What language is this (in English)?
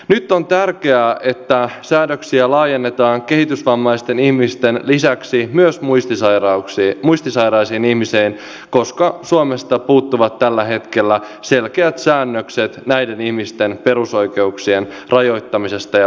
Finnish